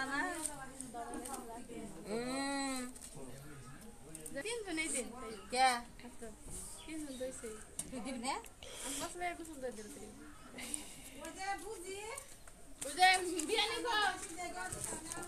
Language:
Arabic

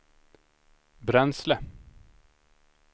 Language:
Swedish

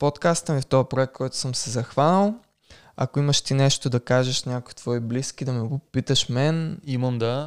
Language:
Bulgarian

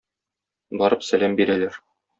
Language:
Tatar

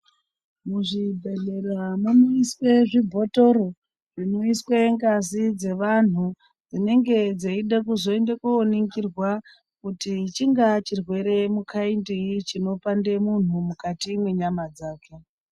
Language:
Ndau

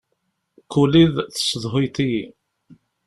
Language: Kabyle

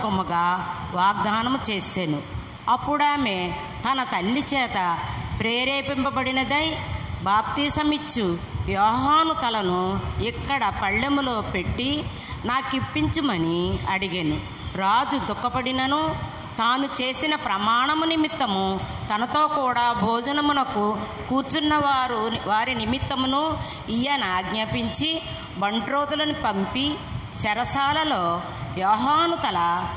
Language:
Romanian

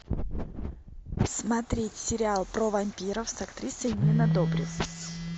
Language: Russian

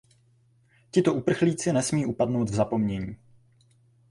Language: Czech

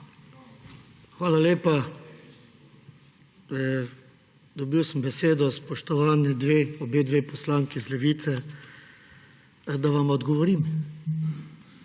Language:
Slovenian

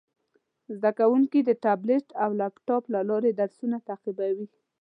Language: Pashto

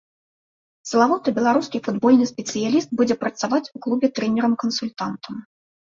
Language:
Belarusian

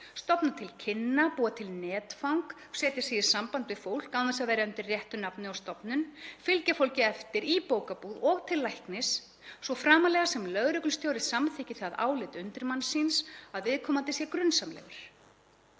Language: Icelandic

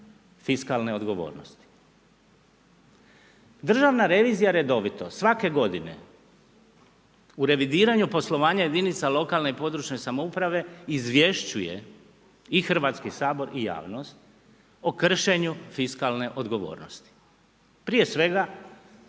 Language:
Croatian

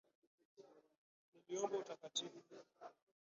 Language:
Swahili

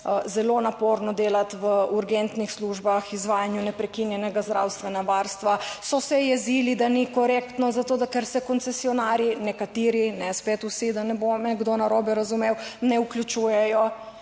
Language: Slovenian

